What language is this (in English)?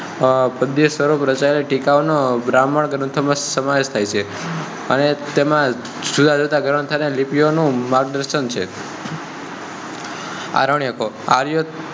Gujarati